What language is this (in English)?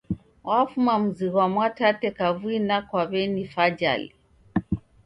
Taita